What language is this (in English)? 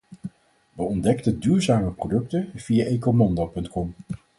Dutch